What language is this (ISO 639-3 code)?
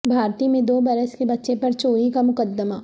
urd